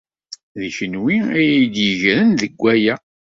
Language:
Kabyle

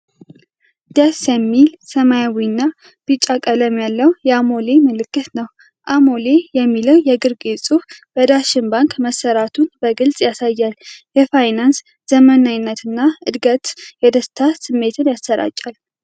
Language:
Amharic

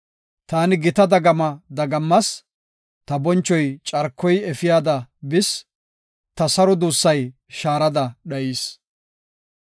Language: Gofa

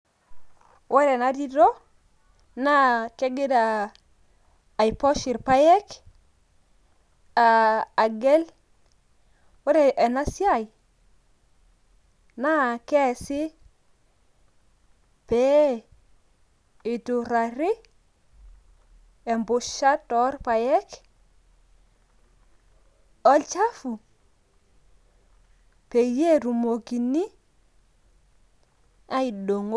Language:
Masai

